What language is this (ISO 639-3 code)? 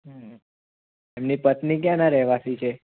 guj